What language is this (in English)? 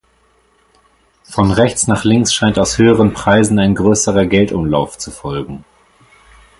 German